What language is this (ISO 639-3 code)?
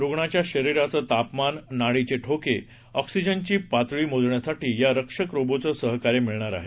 mar